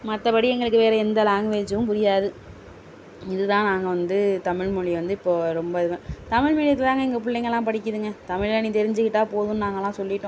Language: Tamil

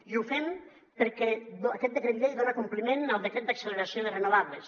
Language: Catalan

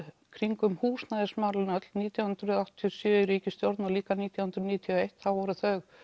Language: Icelandic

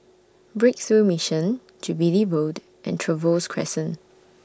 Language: English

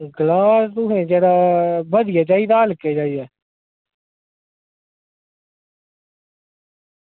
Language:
Dogri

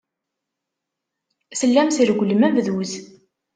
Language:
Kabyle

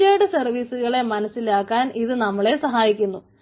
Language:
Malayalam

